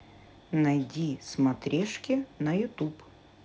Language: Russian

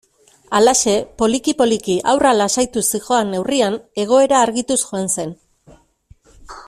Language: Basque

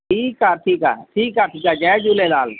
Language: Sindhi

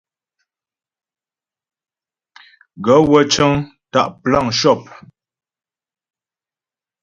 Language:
Ghomala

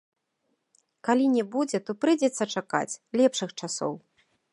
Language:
Belarusian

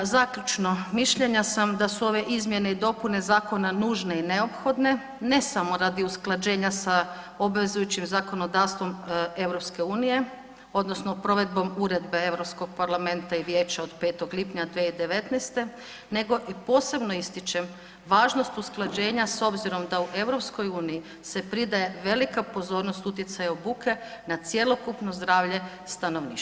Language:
Croatian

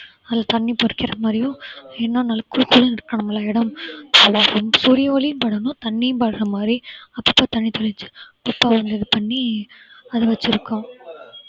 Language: Tamil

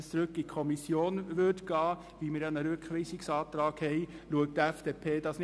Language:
Swiss German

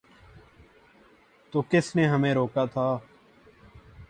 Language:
Urdu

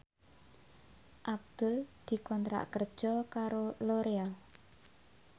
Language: Javanese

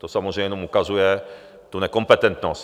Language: Czech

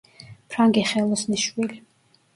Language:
Georgian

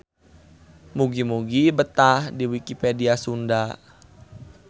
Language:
Sundanese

